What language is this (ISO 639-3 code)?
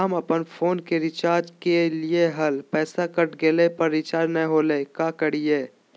mag